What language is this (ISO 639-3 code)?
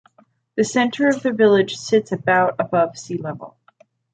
eng